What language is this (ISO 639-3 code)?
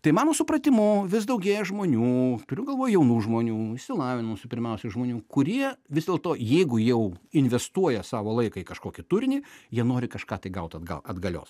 lit